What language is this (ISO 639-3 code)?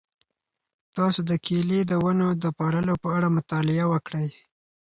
pus